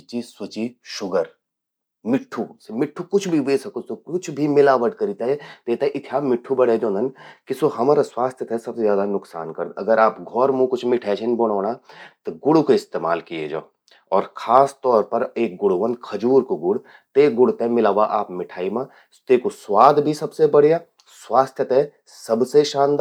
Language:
Garhwali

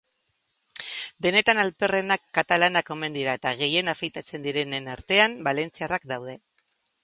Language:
Basque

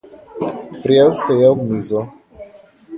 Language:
Slovenian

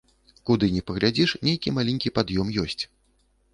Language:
Belarusian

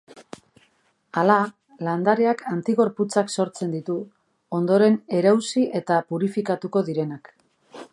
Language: Basque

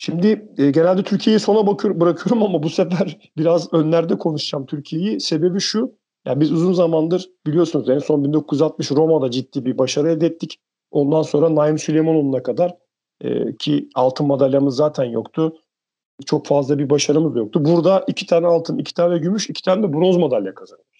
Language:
Turkish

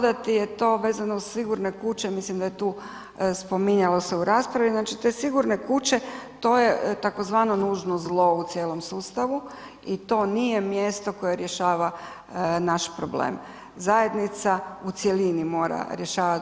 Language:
Croatian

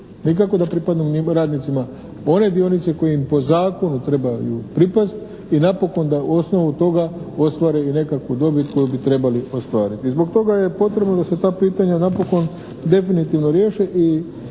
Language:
Croatian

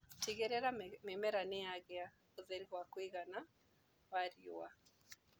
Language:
Kikuyu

